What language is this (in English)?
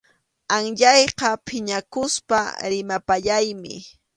Arequipa-La Unión Quechua